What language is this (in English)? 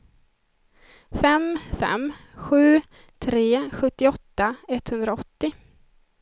Swedish